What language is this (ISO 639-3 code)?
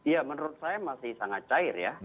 ind